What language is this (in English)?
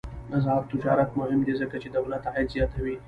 Pashto